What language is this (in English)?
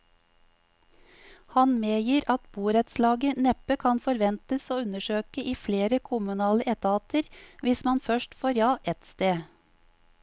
Norwegian